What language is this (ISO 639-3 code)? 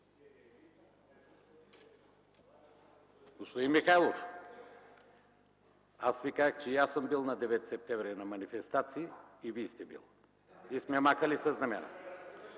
bul